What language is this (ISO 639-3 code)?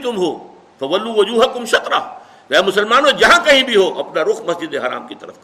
urd